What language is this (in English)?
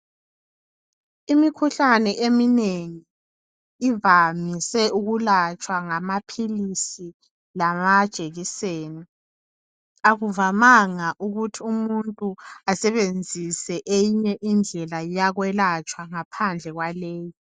North Ndebele